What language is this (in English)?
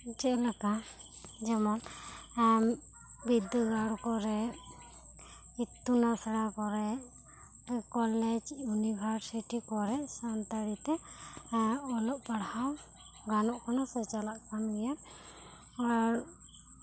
Santali